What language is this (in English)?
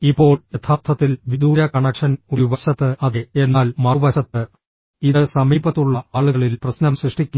Malayalam